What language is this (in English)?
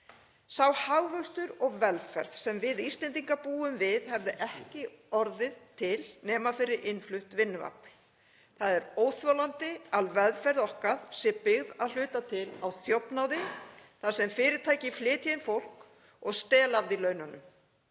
Icelandic